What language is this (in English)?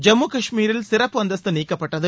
Tamil